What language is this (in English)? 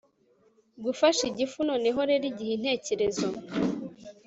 Kinyarwanda